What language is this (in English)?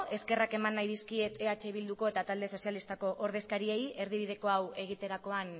Basque